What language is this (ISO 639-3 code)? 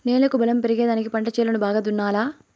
tel